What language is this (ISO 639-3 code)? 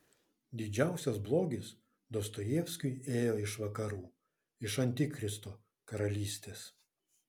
lit